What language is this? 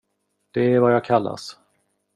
Swedish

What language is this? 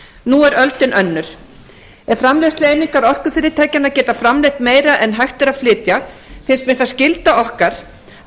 Icelandic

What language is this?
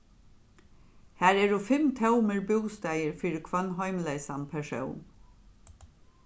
Faroese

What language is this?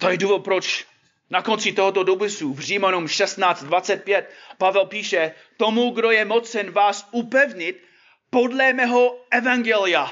Czech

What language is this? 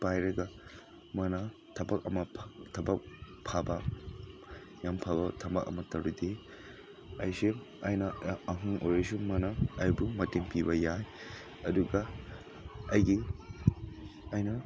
Manipuri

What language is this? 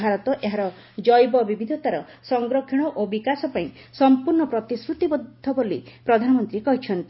Odia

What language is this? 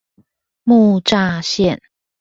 Chinese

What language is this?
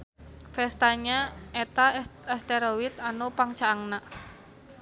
Sundanese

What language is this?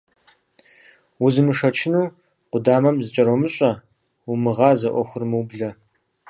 Kabardian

